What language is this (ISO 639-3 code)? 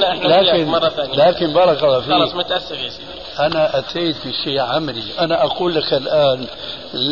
ara